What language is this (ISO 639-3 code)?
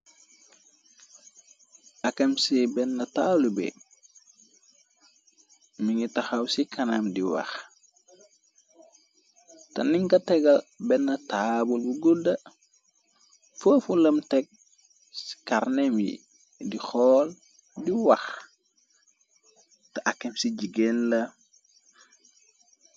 wol